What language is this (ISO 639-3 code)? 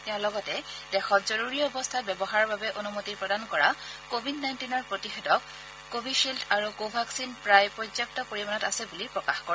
asm